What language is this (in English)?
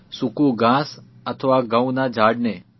Gujarati